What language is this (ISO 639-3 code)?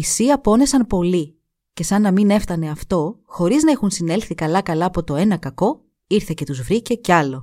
ell